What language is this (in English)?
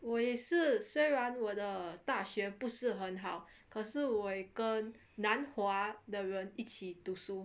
English